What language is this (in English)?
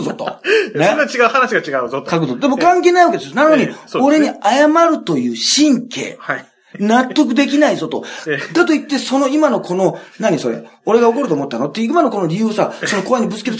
Japanese